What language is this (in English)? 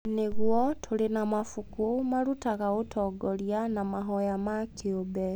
Kikuyu